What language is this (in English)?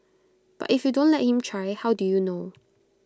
English